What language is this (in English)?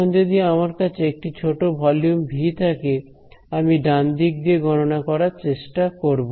Bangla